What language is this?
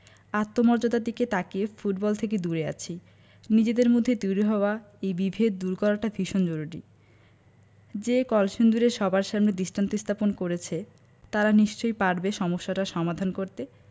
Bangla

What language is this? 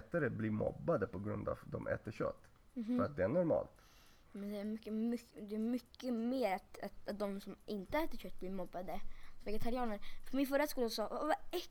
Swedish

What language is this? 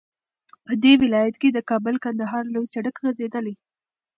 Pashto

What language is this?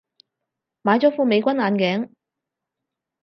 Cantonese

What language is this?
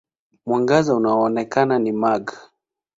Swahili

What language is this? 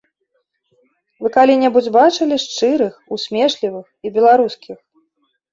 Belarusian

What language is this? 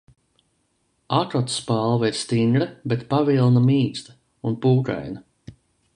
Latvian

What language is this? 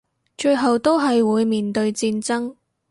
Cantonese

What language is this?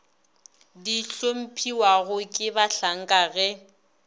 Northern Sotho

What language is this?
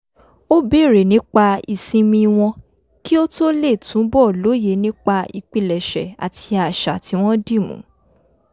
Yoruba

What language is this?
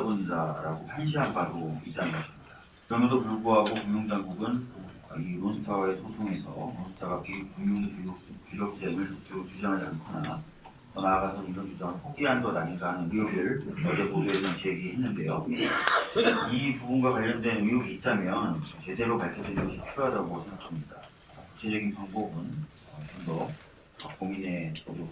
Korean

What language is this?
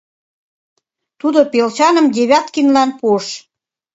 Mari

